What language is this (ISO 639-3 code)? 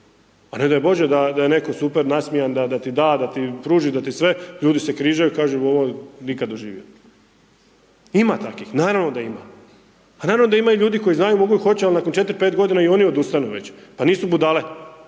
hrv